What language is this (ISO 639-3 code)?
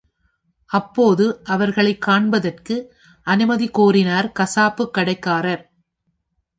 tam